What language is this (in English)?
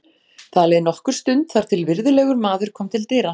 Icelandic